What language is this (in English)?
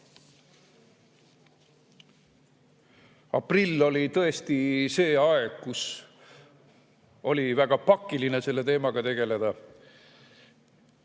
Estonian